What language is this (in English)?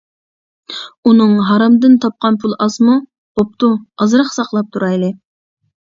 Uyghur